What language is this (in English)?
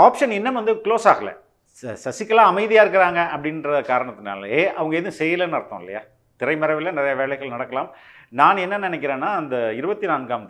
Hindi